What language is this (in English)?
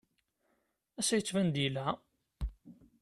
Kabyle